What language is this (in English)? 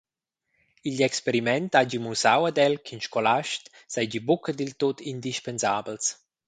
Romansh